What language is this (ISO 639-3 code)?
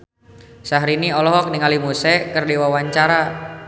sun